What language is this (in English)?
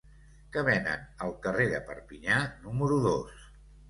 Catalan